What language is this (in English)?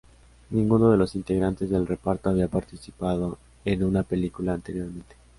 Spanish